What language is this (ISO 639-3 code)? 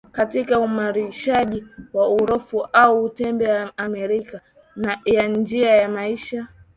swa